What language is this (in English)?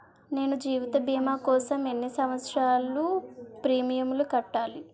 Telugu